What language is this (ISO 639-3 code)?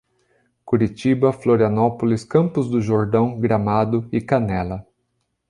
por